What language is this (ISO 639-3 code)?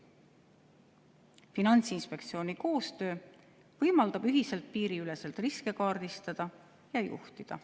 est